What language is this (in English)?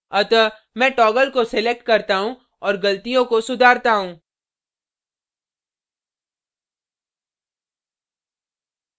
Hindi